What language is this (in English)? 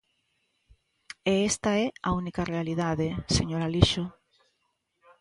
Galician